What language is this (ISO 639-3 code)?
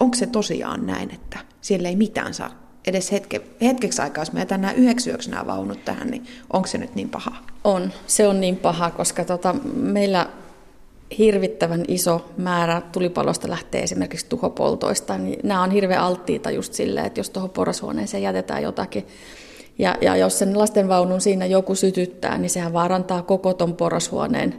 fin